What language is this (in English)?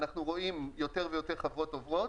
Hebrew